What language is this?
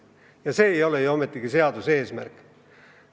Estonian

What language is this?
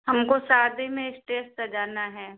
Hindi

